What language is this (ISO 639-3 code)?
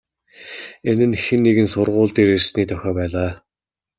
mon